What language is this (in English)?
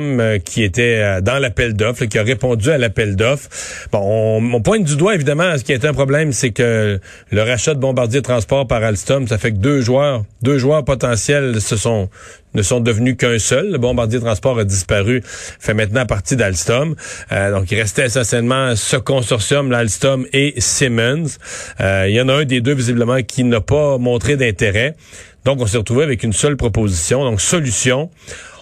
French